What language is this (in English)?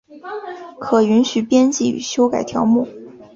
Chinese